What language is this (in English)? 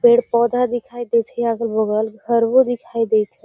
Magahi